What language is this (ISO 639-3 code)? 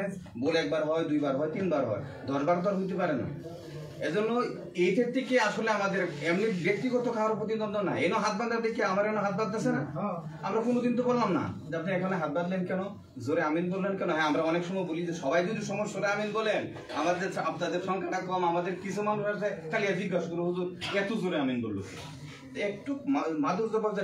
ara